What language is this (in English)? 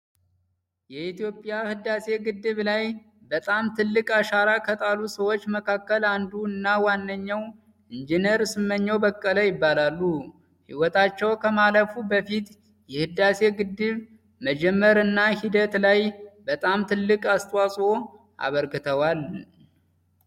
Amharic